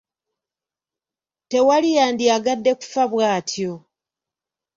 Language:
Ganda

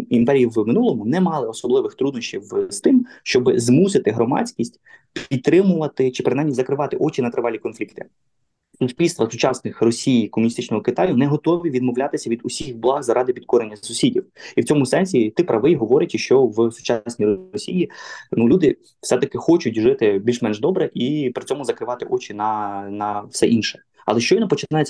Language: Ukrainian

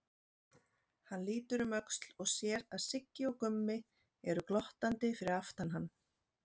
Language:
Icelandic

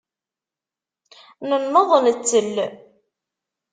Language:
Kabyle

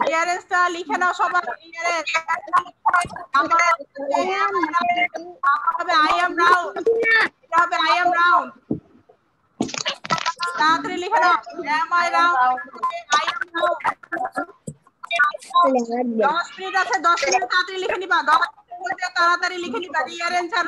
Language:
Indonesian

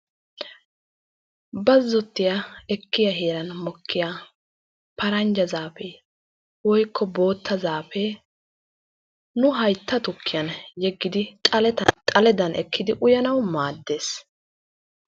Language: Wolaytta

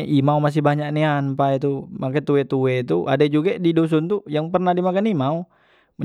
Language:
Musi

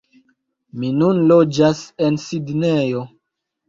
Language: Esperanto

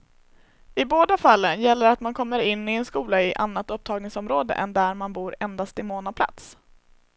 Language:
Swedish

